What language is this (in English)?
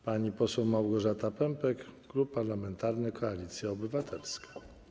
Polish